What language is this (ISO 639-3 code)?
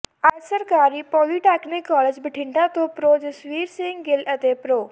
pan